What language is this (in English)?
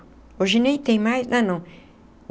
Portuguese